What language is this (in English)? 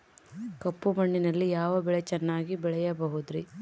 Kannada